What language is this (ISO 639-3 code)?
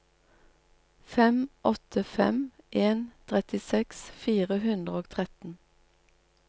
nor